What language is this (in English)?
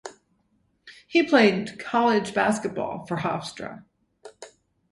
English